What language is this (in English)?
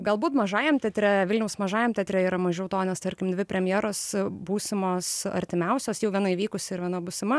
Lithuanian